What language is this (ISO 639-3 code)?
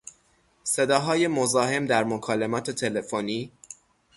fas